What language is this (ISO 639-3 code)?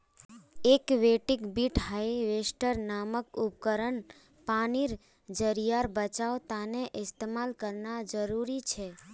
mag